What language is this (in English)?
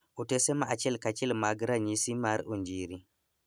Luo (Kenya and Tanzania)